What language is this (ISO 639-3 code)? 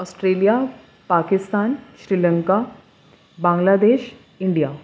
urd